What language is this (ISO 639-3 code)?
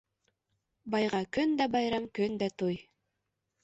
bak